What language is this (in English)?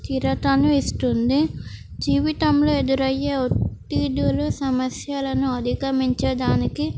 Telugu